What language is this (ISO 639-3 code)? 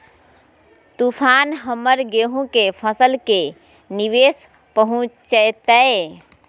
mag